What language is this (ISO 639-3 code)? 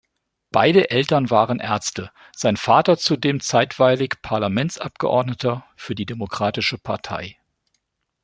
deu